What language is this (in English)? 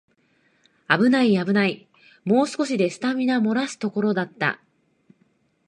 Japanese